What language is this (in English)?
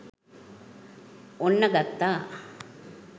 Sinhala